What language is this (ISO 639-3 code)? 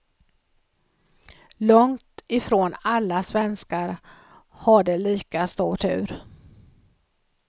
swe